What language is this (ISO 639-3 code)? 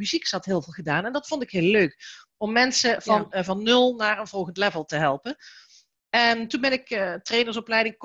nld